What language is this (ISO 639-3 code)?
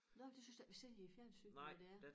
dan